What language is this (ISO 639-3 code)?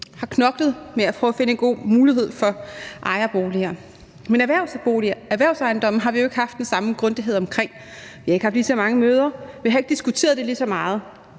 dan